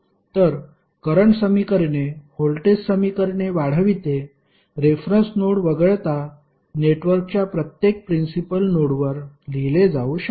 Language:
Marathi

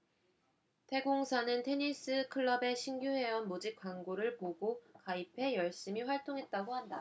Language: Korean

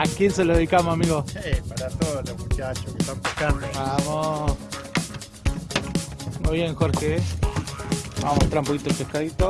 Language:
Spanish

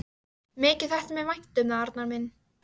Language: Icelandic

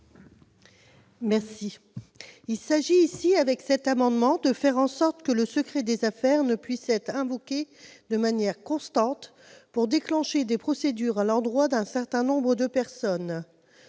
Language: French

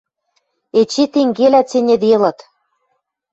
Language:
Western Mari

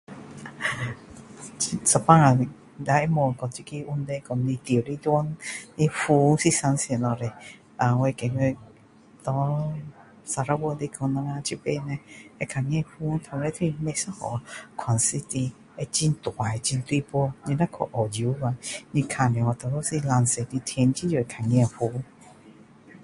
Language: Min Dong Chinese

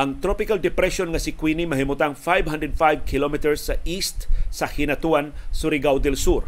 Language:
Filipino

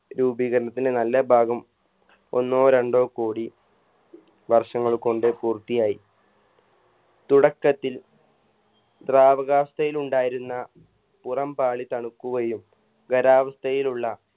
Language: Malayalam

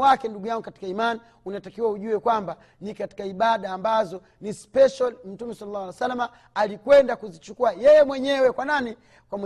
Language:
Swahili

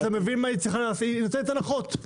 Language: Hebrew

